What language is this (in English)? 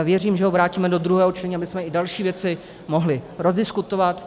Czech